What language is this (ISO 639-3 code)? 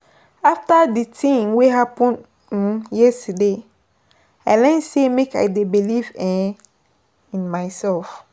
pcm